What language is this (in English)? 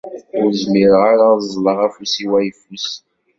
Kabyle